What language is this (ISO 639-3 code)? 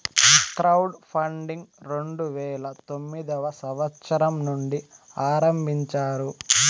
tel